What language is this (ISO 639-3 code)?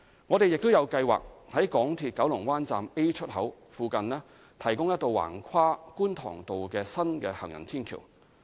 yue